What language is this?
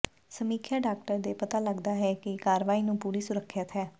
Punjabi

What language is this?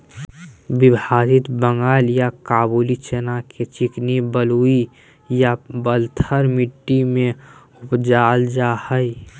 Magahi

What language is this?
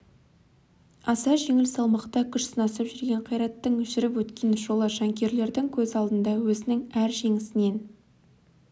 Kazakh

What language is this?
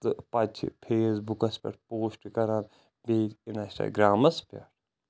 Kashmiri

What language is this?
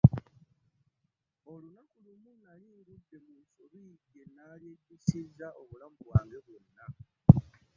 Ganda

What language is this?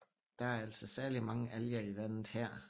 Danish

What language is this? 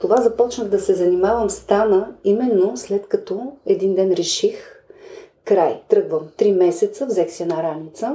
Bulgarian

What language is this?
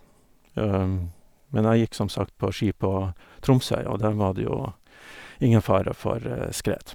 Norwegian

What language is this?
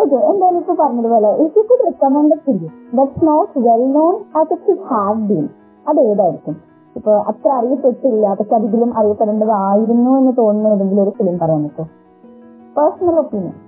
Malayalam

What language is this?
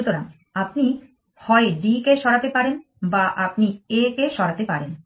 Bangla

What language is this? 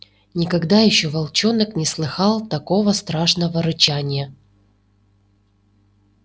Russian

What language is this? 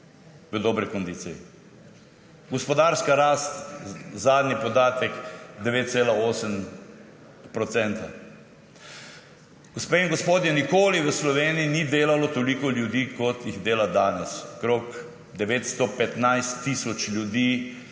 Slovenian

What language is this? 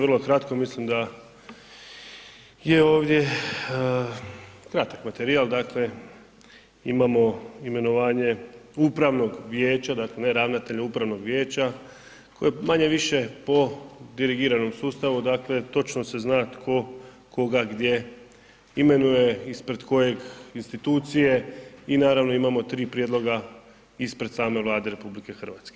Croatian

